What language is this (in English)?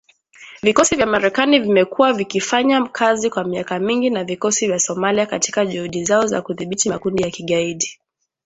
Swahili